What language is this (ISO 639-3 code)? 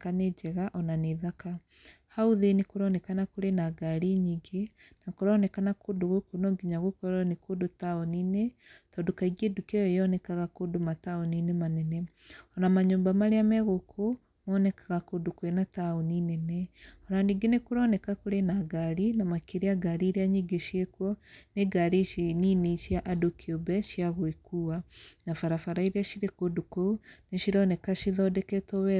kik